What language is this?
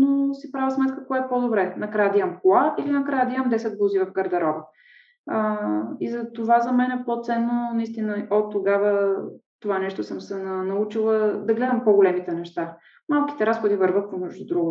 Bulgarian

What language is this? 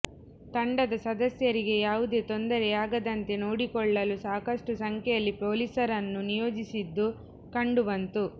Kannada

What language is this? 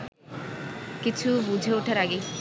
Bangla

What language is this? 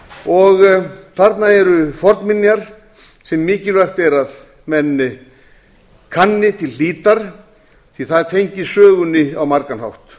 Icelandic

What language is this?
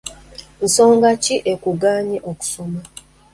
Ganda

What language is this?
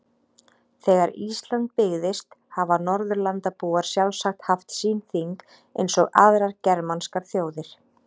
Icelandic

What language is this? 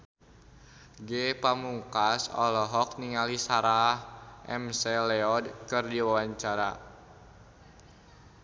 Sundanese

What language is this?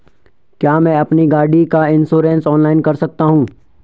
Hindi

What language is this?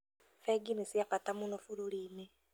Kikuyu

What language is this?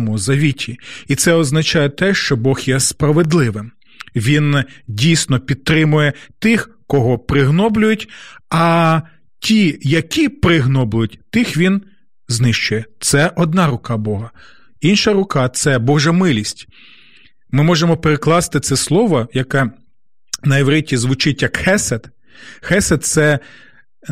Ukrainian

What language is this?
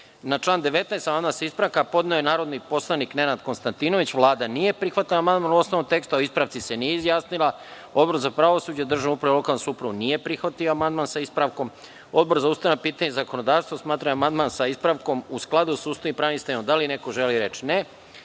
Serbian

